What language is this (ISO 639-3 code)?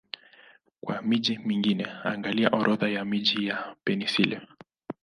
swa